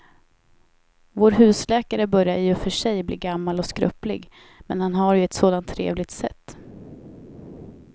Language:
Swedish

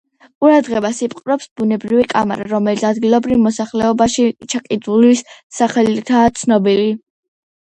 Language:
Georgian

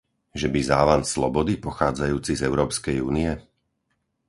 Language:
Slovak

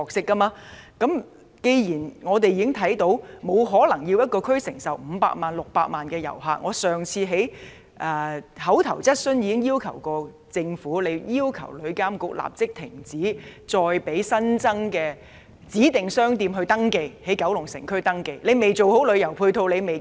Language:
Cantonese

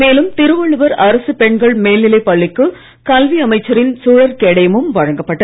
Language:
Tamil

